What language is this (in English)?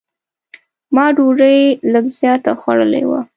Pashto